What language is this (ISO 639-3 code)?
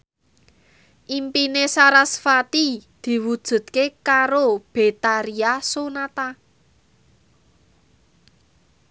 jav